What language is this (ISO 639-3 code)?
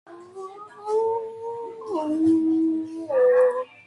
kat